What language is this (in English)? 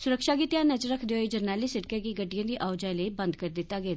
Dogri